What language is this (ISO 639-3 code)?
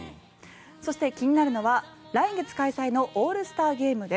jpn